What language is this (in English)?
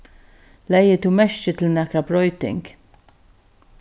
Faroese